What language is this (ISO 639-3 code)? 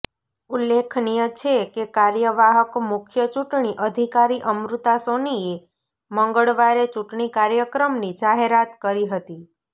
guj